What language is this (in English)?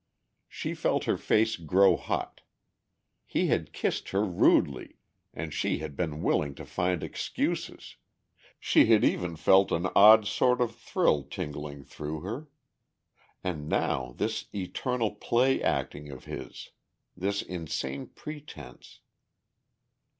English